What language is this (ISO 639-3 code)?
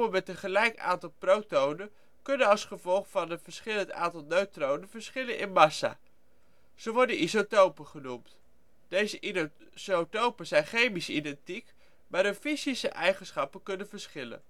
nld